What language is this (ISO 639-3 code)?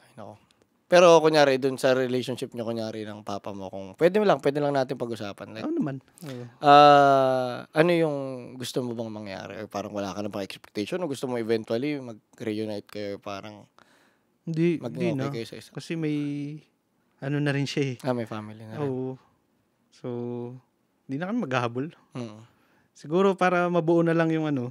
fil